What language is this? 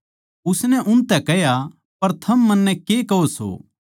Haryanvi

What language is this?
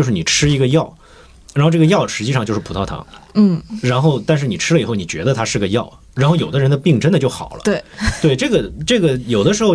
Chinese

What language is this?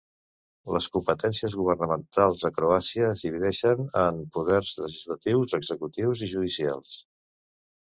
Catalan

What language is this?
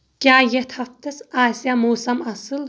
Kashmiri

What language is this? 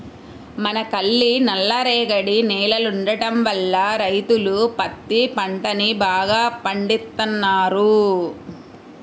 Telugu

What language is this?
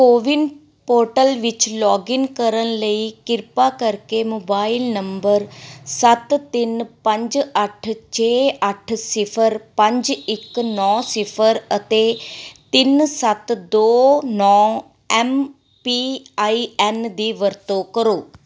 Punjabi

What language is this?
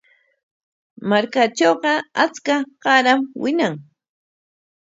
Corongo Ancash Quechua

